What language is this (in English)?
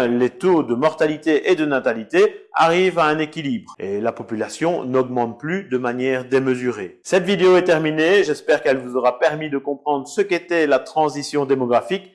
French